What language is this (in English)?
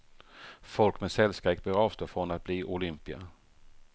Swedish